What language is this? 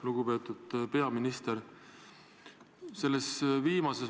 Estonian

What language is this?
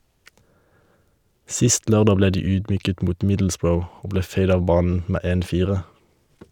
Norwegian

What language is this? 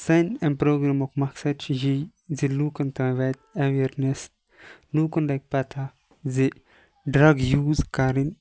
Kashmiri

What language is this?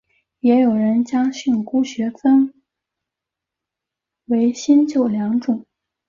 Chinese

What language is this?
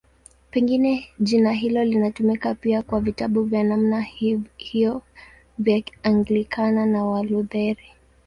Swahili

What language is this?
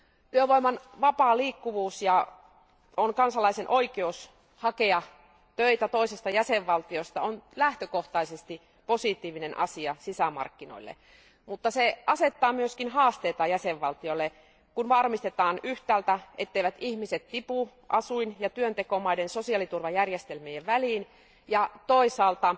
Finnish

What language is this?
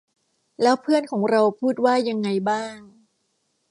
Thai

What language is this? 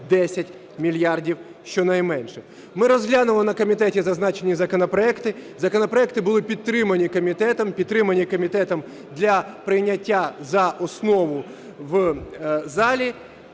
Ukrainian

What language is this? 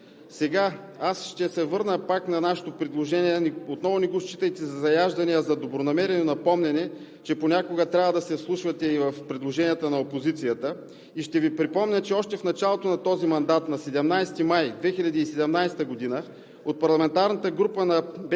Bulgarian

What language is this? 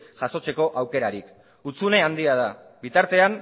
Basque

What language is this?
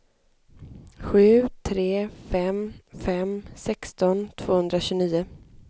Swedish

